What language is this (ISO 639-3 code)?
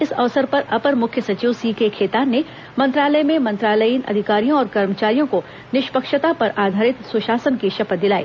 hin